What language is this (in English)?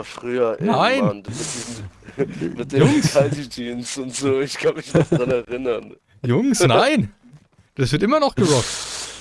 German